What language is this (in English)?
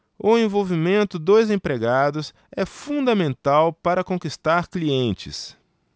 Portuguese